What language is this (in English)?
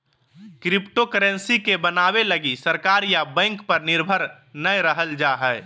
Magahi